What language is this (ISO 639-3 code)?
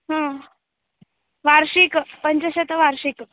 san